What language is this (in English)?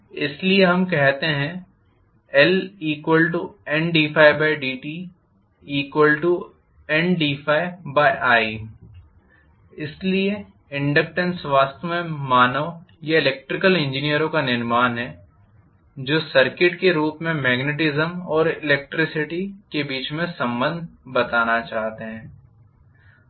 Hindi